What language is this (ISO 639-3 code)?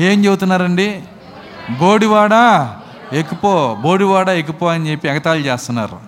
tel